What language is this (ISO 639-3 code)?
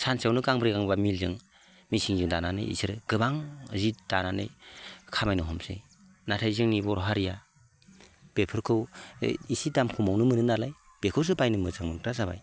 brx